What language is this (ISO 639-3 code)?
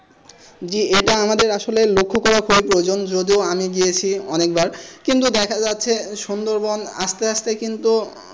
ben